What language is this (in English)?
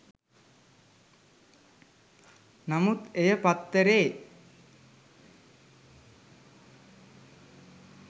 Sinhala